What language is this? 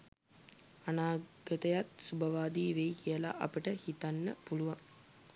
Sinhala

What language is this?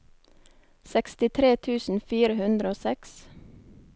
Norwegian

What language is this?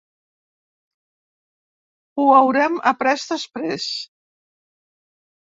Catalan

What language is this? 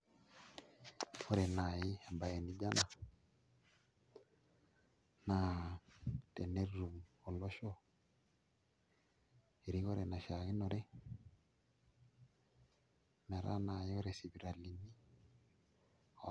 Masai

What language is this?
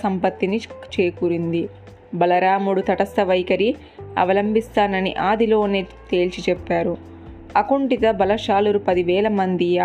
Telugu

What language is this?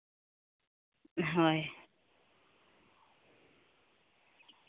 Santali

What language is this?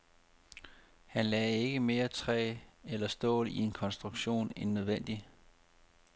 Danish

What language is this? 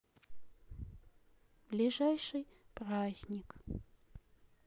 Russian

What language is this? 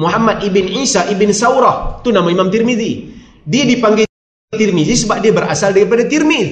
Malay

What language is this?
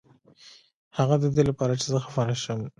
Pashto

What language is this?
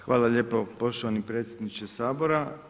Croatian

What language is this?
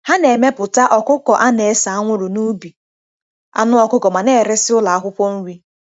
Igbo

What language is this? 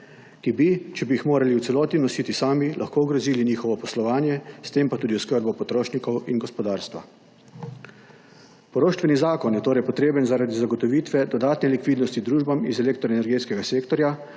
Slovenian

